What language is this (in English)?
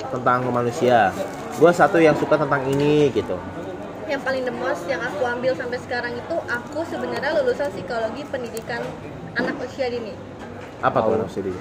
Indonesian